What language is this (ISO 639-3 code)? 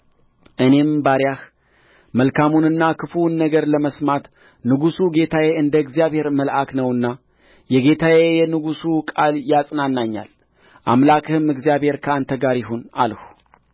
amh